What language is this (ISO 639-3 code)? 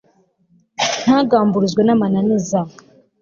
kin